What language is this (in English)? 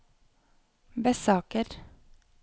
Norwegian